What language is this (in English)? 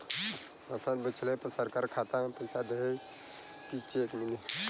Bhojpuri